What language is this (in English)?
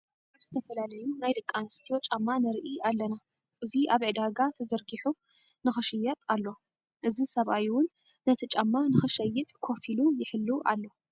Tigrinya